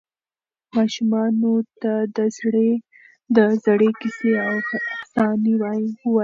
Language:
Pashto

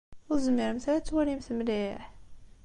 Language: Kabyle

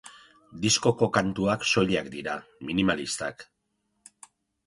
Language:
Basque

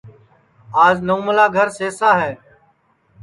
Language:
Sansi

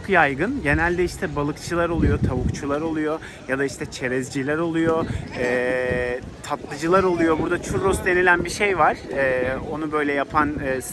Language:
Turkish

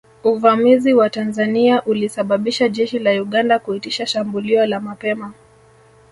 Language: Swahili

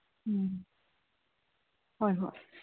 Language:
Manipuri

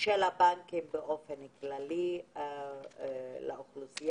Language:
Hebrew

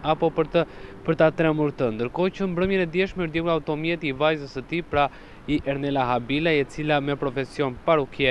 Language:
Romanian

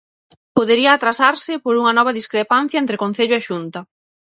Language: Galician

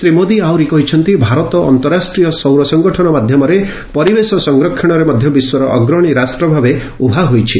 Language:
Odia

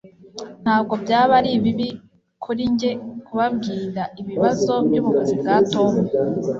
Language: Kinyarwanda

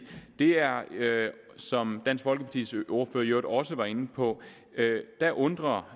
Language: Danish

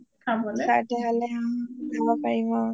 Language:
Assamese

